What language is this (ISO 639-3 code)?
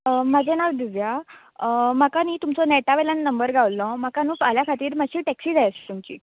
kok